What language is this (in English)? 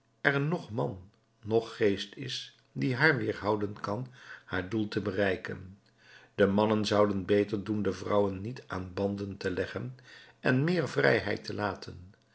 Dutch